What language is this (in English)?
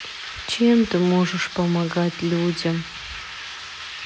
Russian